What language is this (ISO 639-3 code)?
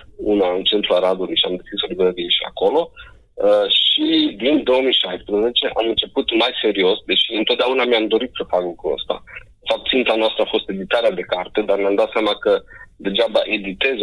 ron